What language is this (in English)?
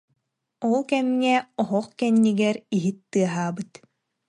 Yakut